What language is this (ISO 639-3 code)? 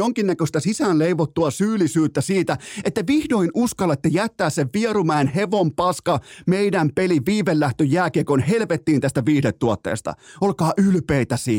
fin